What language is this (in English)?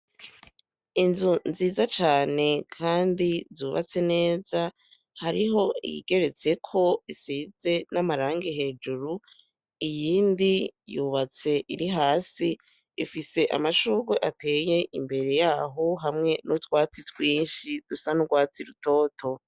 Rundi